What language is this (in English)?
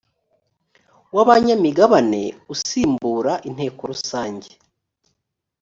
Kinyarwanda